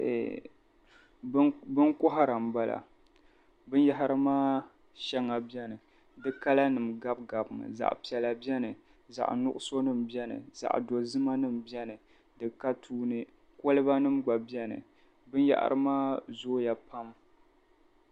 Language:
Dagbani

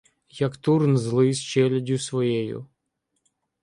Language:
Ukrainian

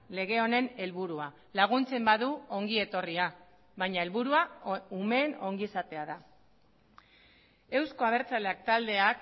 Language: Basque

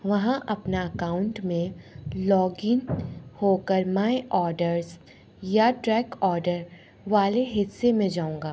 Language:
Urdu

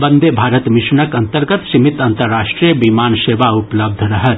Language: Maithili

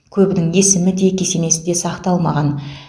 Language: Kazakh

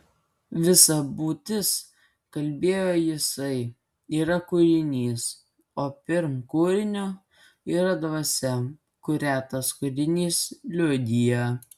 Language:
Lithuanian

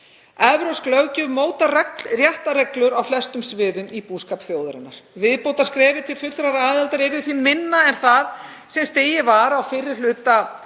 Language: Icelandic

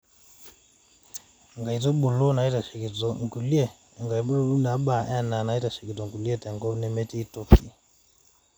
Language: Masai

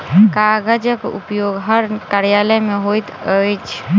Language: Maithili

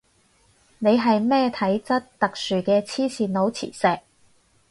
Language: Cantonese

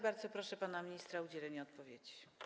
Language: Polish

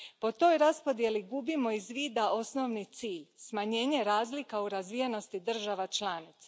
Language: Croatian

